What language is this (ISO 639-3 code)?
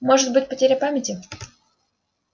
rus